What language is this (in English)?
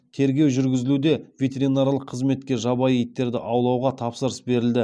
Kazakh